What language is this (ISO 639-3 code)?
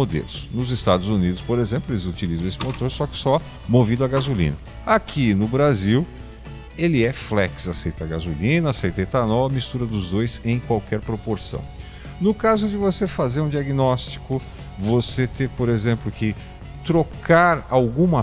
por